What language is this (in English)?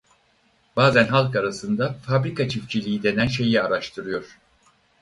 Turkish